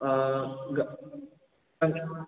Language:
Manipuri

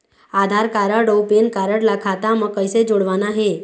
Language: Chhattisgarhi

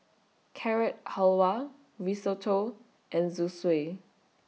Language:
English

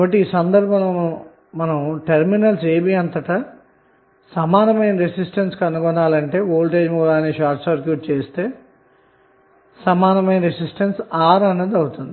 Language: Telugu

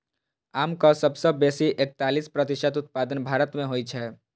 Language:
Maithili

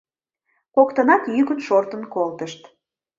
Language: Mari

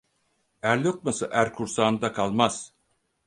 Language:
Turkish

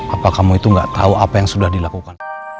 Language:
Indonesian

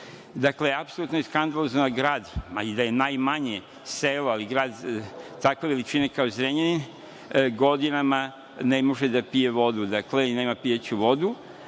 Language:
Serbian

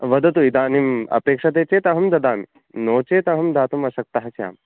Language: Sanskrit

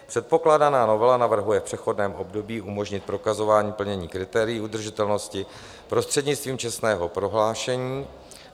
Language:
Czech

